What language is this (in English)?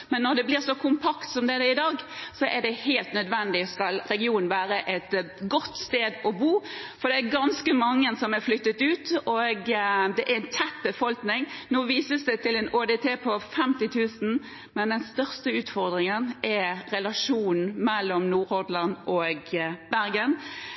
Norwegian Bokmål